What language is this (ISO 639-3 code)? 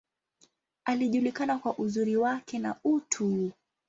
swa